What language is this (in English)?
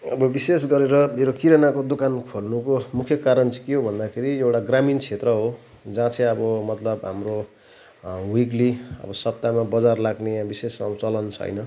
Nepali